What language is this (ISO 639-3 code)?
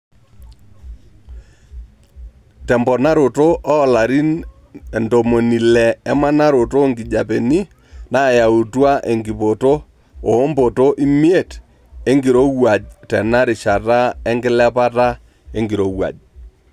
mas